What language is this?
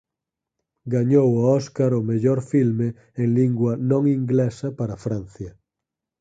Galician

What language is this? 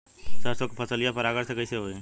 Bhojpuri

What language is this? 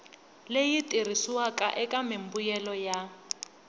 Tsonga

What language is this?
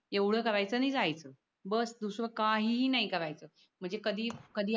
Marathi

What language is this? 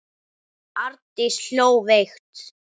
Icelandic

